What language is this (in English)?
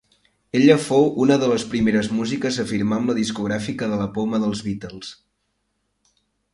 Catalan